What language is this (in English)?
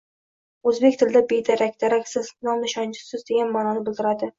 Uzbek